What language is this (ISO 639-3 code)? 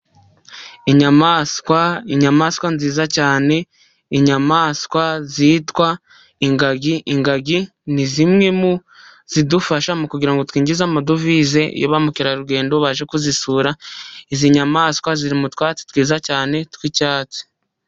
kin